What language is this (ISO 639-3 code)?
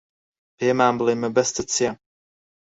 ckb